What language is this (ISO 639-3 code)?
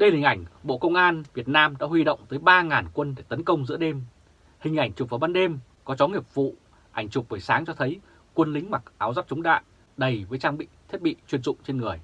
vie